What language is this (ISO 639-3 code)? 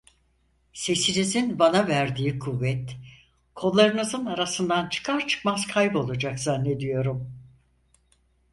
tur